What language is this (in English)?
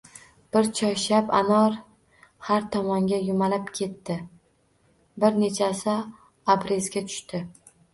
Uzbek